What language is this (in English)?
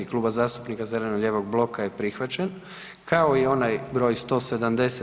Croatian